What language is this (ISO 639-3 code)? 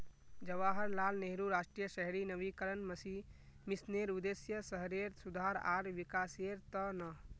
mag